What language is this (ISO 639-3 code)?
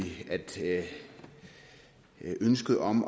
dan